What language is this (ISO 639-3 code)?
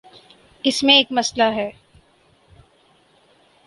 urd